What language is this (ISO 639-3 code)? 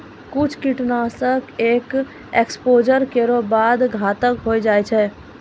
mai